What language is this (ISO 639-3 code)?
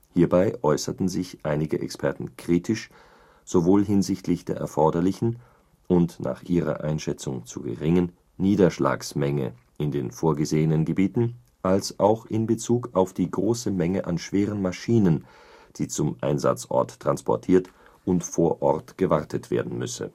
deu